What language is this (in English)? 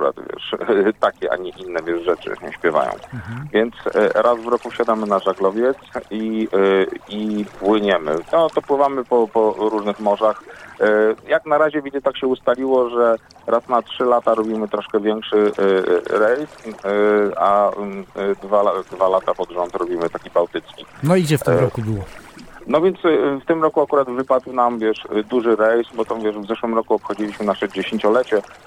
Polish